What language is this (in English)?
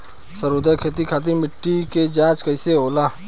Bhojpuri